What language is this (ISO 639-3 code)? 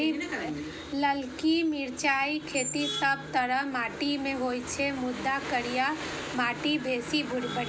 mai